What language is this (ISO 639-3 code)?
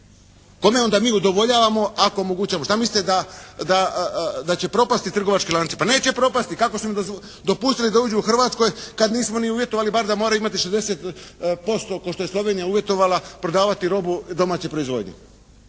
hrv